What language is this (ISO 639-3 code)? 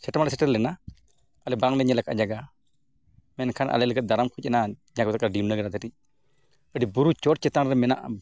sat